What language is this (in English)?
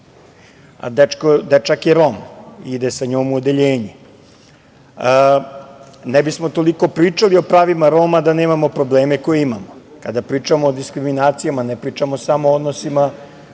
Serbian